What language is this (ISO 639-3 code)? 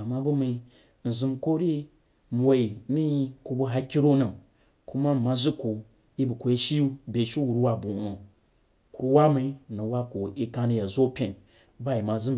juo